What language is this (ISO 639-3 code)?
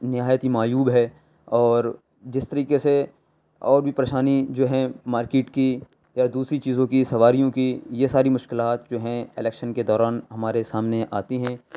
urd